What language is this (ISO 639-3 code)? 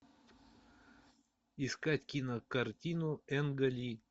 rus